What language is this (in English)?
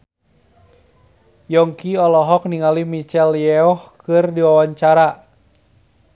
Sundanese